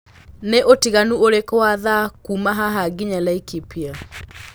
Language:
Kikuyu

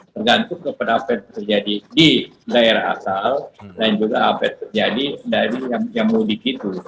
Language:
Indonesian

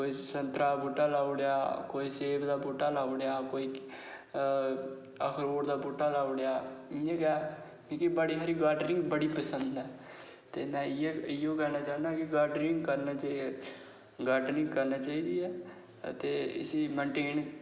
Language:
Dogri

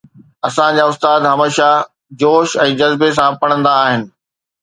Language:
Sindhi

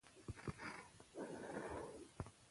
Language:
Pashto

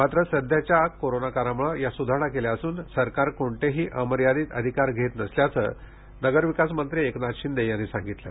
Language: Marathi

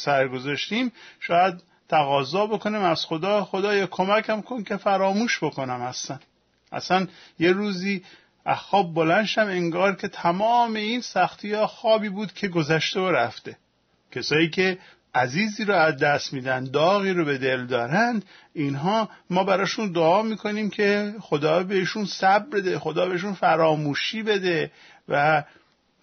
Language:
Persian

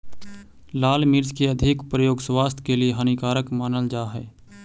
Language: Magahi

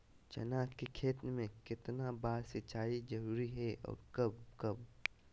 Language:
Magahi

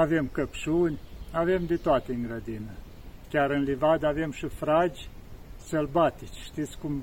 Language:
Romanian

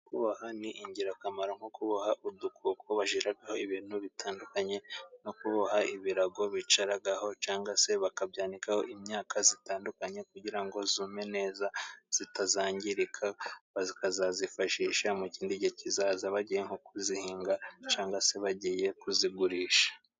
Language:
Kinyarwanda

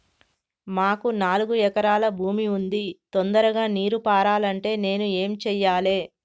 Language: Telugu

